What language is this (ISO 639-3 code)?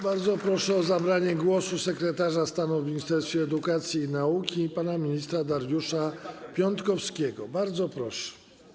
pol